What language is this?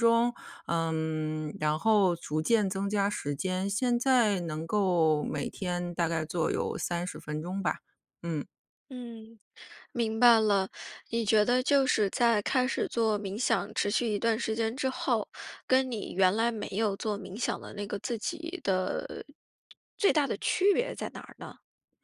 Chinese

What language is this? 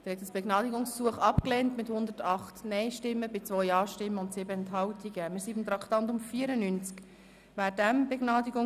Swiss German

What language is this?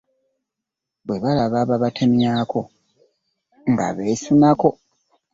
Ganda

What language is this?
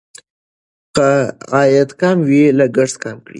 Pashto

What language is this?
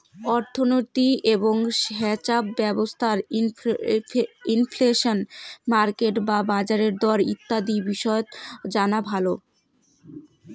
Bangla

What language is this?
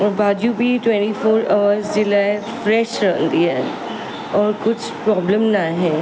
Sindhi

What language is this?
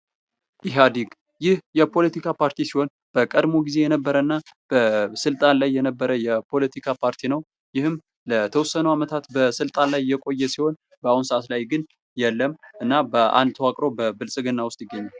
Amharic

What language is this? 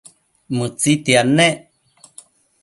Matsés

